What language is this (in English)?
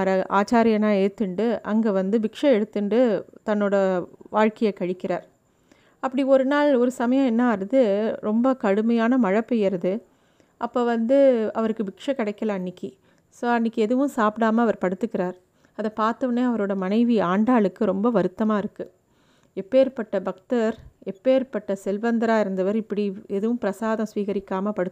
Tamil